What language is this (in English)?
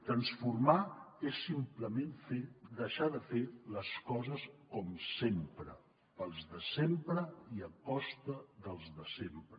Catalan